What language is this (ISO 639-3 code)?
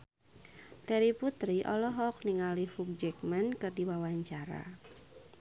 sun